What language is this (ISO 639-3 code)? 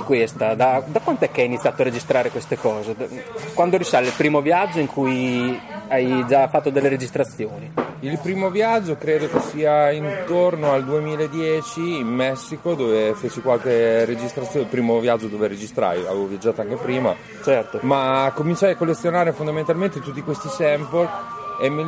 ita